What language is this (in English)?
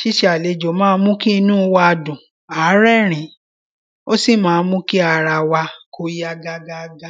Yoruba